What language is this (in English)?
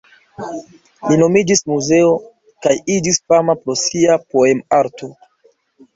Esperanto